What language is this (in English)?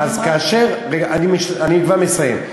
Hebrew